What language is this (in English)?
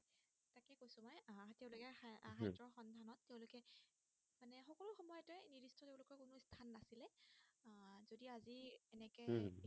Assamese